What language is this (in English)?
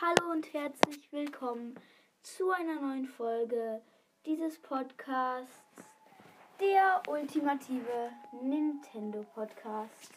German